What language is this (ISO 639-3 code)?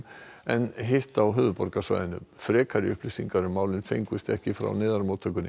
isl